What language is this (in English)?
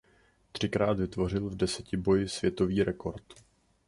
Czech